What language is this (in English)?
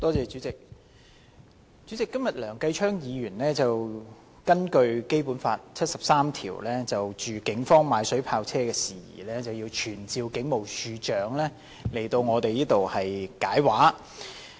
Cantonese